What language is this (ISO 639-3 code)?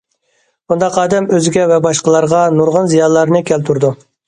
uig